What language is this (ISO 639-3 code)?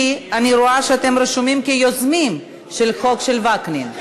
heb